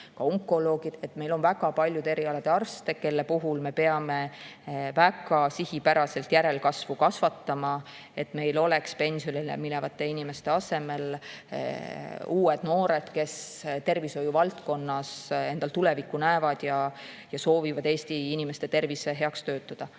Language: Estonian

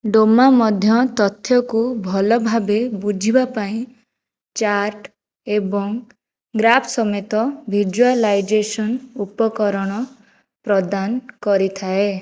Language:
Odia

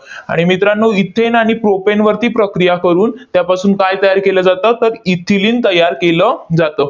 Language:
Marathi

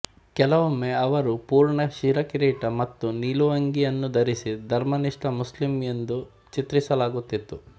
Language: Kannada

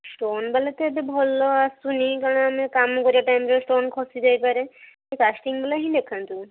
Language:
Odia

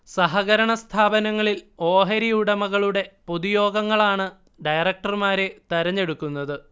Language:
Malayalam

